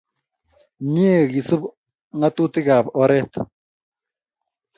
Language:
Kalenjin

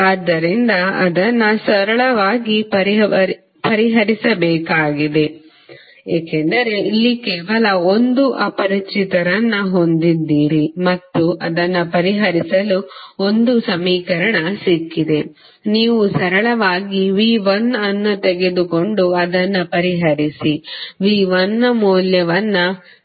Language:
Kannada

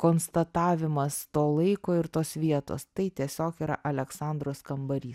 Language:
Lithuanian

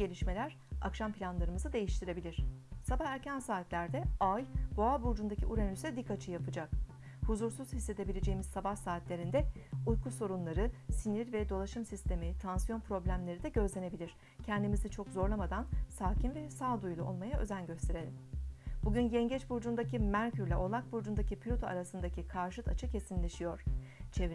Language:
Turkish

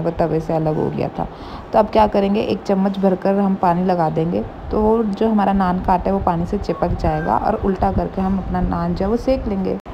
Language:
Hindi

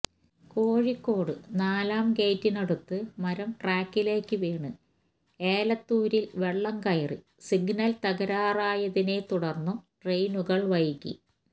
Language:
Malayalam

